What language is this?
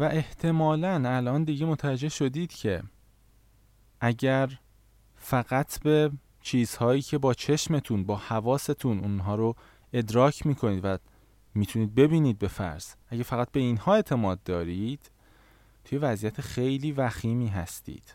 Persian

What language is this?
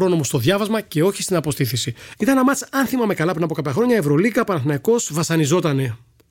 Greek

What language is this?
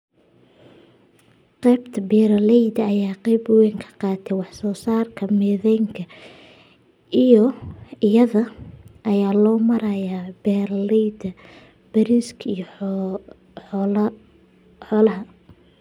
Somali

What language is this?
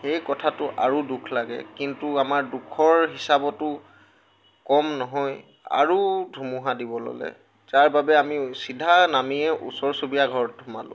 Assamese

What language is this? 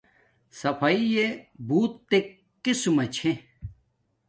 Domaaki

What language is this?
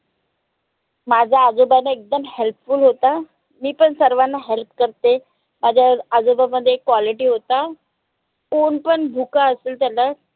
Marathi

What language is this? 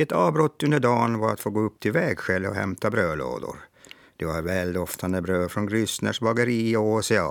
Swedish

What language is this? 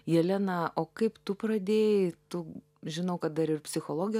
Lithuanian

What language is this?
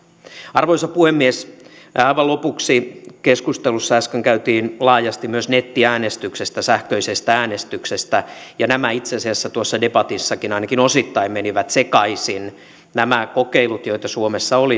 Finnish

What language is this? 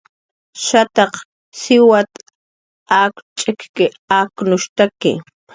Jaqaru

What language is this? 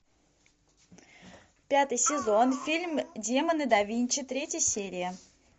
Russian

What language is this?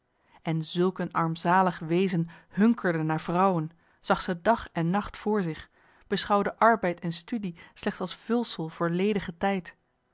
Dutch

